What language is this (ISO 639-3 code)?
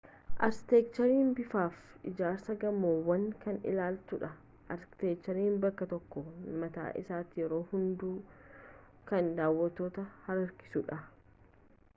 orm